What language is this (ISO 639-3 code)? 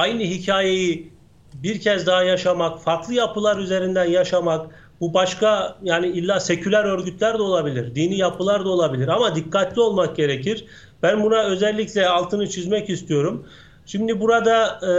tur